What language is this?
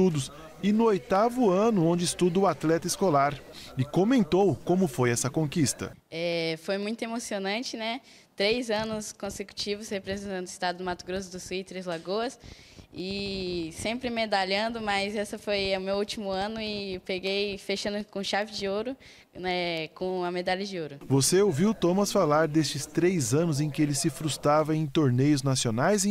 Portuguese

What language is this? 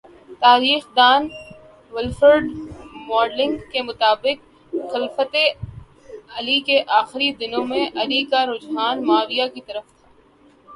Urdu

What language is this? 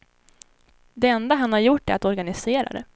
Swedish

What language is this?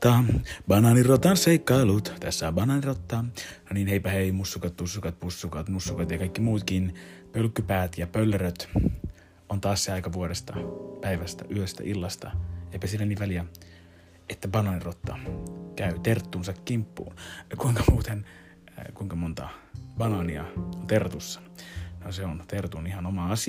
Finnish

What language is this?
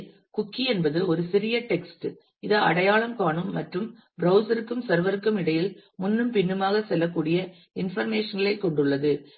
Tamil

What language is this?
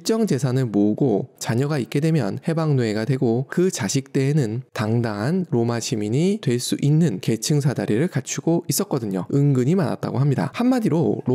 Korean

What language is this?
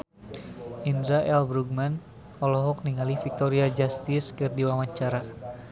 Sundanese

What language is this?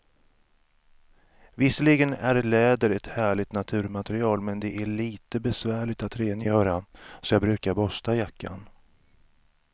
Swedish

